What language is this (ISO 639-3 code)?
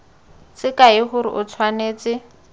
tsn